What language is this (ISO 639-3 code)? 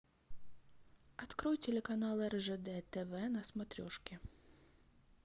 rus